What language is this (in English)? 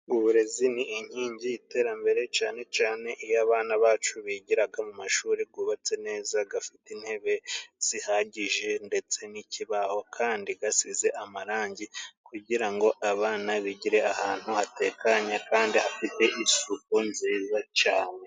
Kinyarwanda